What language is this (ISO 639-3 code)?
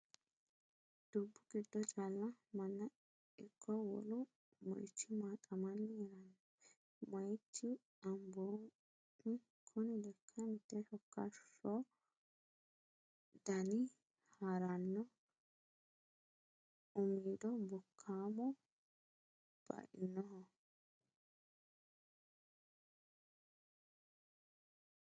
sid